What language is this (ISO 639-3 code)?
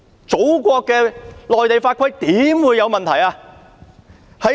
yue